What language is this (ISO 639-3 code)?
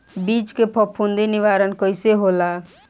bho